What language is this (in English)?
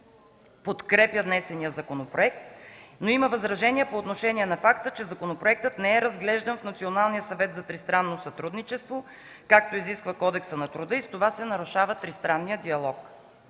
Bulgarian